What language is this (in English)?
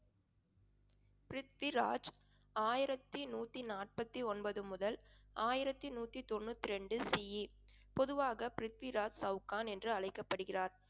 Tamil